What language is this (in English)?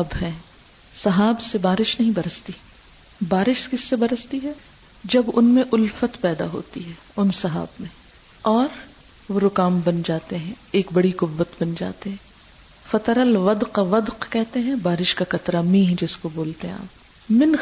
Urdu